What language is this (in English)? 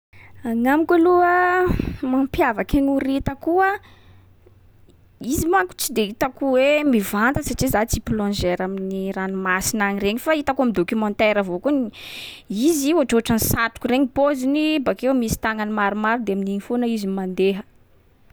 Sakalava Malagasy